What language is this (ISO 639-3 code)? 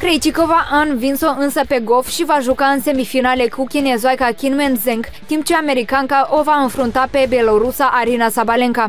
ron